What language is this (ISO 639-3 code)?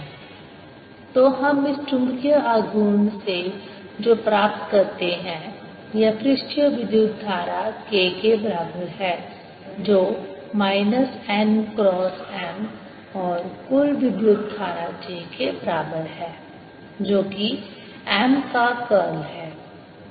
hin